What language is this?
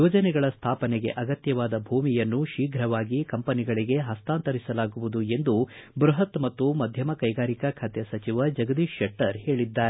Kannada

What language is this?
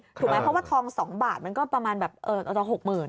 Thai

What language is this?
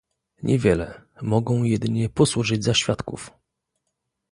Polish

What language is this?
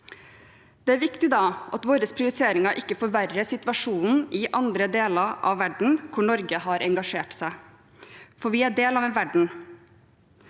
Norwegian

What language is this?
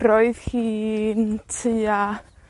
Welsh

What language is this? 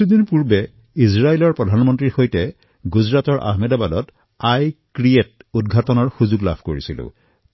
Assamese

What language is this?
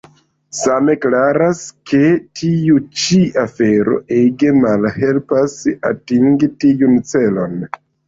Esperanto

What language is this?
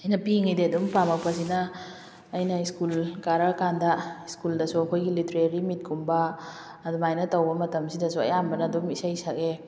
Manipuri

